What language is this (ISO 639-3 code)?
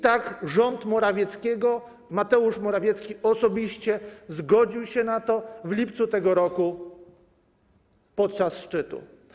pol